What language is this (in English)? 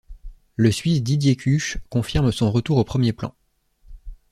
French